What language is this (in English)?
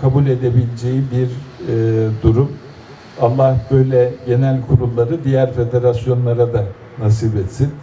Turkish